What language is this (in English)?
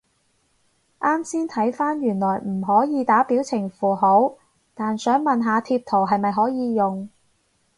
Cantonese